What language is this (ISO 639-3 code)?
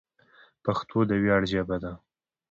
pus